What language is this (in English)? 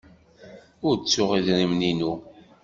Kabyle